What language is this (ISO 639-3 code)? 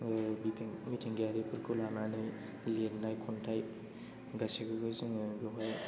brx